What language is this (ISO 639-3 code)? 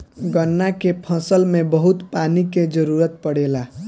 bho